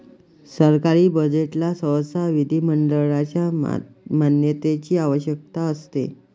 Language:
Marathi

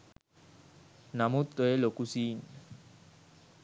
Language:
Sinhala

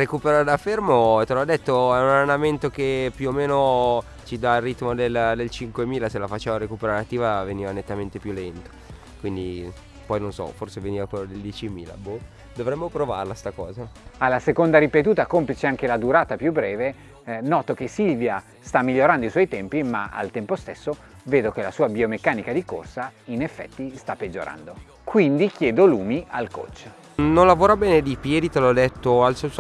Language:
Italian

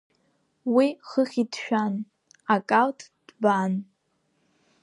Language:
Abkhazian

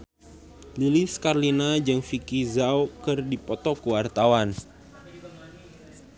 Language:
Sundanese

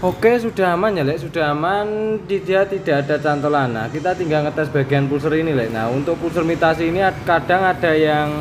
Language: Indonesian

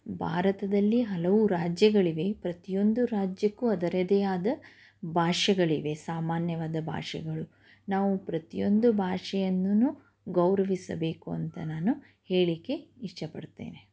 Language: Kannada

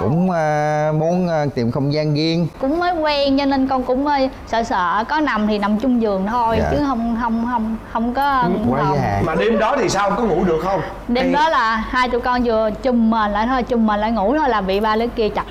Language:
Vietnamese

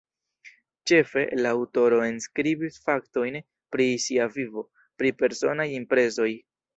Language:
Esperanto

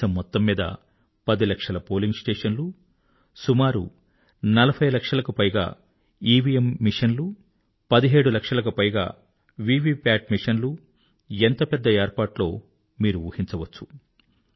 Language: Telugu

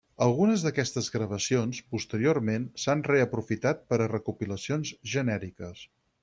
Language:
Catalan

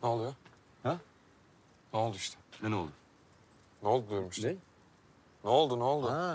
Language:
Turkish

